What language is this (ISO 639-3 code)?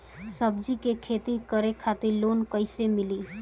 bho